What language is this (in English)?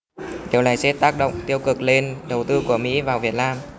Vietnamese